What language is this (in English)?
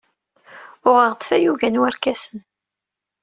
Kabyle